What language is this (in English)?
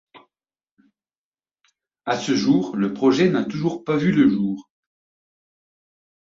French